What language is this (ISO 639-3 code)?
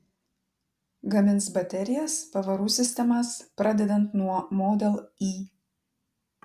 lit